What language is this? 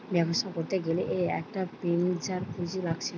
Bangla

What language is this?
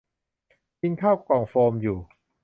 Thai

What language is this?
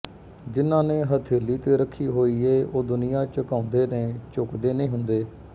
Punjabi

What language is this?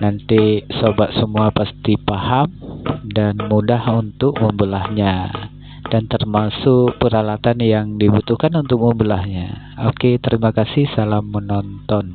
Indonesian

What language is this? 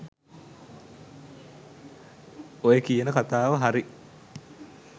Sinhala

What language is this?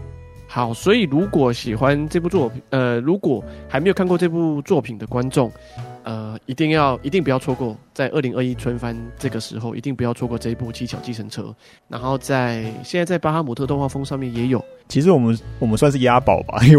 Chinese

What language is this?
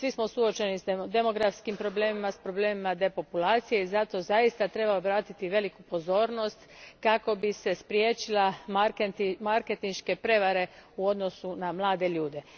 Croatian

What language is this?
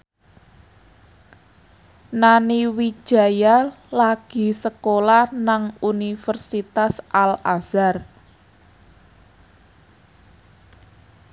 Javanese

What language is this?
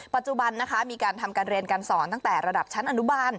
Thai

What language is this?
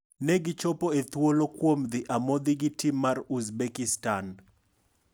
Luo (Kenya and Tanzania)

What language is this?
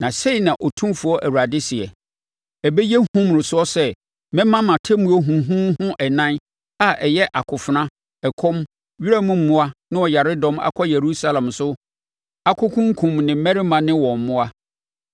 Akan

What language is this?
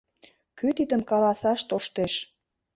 Mari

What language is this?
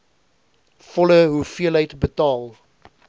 Afrikaans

